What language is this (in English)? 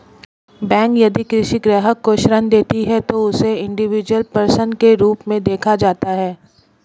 Hindi